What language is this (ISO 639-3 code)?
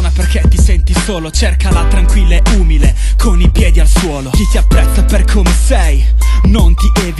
ita